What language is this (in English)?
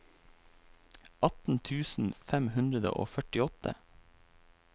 Norwegian